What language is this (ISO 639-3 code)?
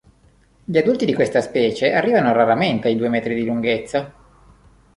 ita